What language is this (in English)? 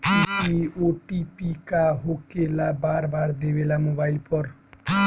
Bhojpuri